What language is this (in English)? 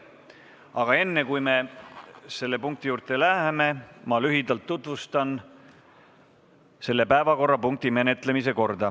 Estonian